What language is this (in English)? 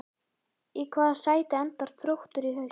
Icelandic